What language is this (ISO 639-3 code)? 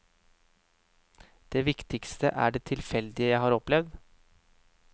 nor